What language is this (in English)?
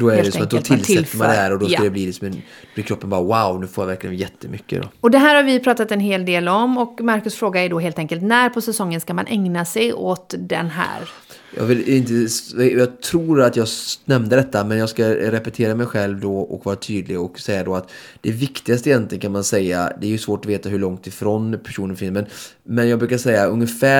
Swedish